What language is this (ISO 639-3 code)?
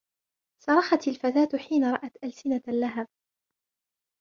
ara